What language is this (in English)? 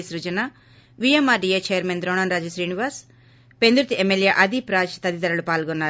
Telugu